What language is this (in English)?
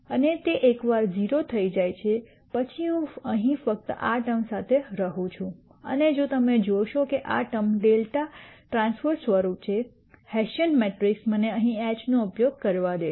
Gujarati